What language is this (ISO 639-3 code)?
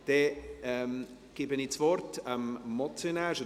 gsw